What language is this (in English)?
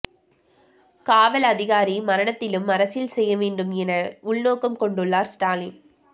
Tamil